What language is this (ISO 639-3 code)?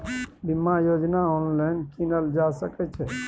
mai